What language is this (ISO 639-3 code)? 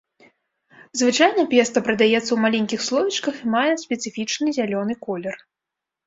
bel